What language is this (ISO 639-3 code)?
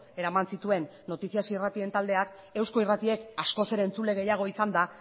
eus